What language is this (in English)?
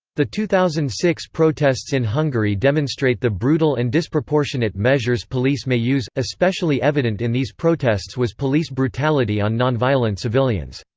English